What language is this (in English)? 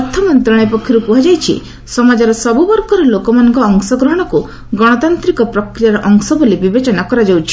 Odia